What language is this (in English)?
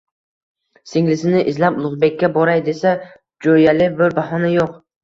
Uzbek